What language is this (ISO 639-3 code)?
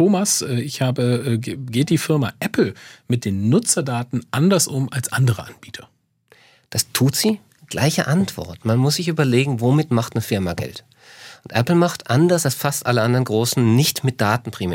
deu